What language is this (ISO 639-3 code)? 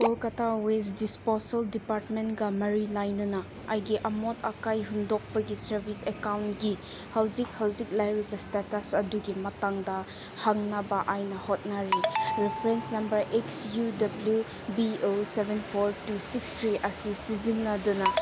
mni